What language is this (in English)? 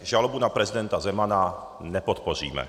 Czech